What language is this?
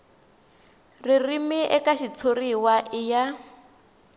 Tsonga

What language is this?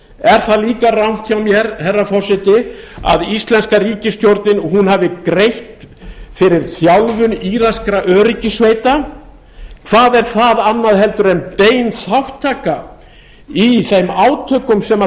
Icelandic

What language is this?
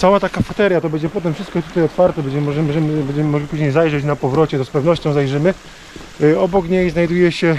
Polish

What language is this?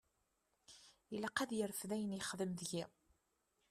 Kabyle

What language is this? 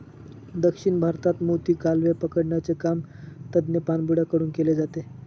Marathi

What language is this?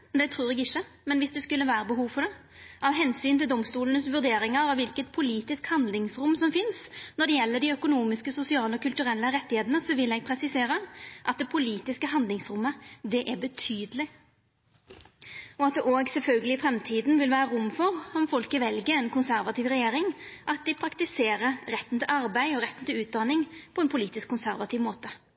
Norwegian Nynorsk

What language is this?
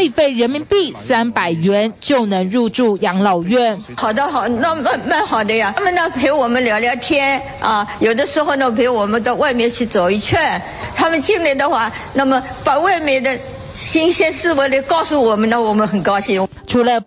Chinese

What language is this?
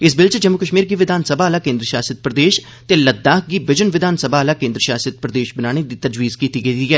Dogri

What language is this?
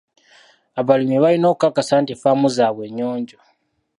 Ganda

